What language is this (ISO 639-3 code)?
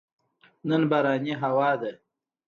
pus